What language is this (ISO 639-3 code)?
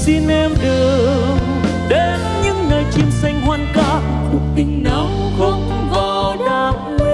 vie